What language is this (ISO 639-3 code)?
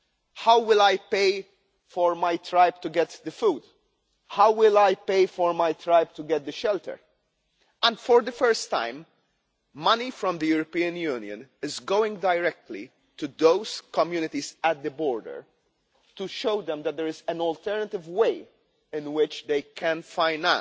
eng